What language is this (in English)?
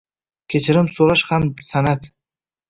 Uzbek